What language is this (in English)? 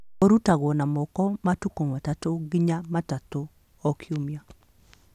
Kikuyu